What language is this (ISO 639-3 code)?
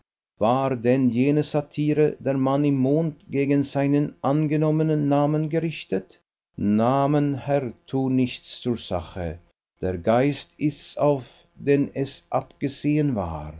deu